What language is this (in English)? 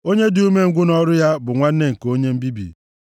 Igbo